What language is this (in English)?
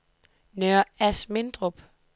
Danish